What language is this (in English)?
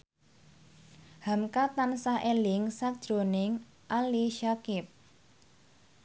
Javanese